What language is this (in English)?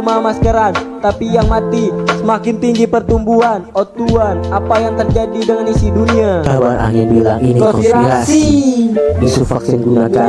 Indonesian